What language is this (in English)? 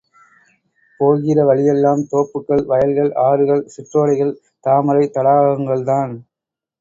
Tamil